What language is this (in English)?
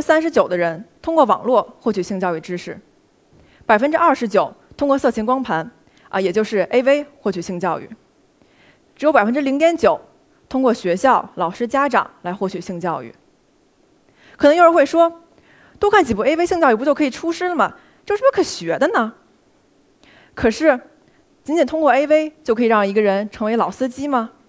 Chinese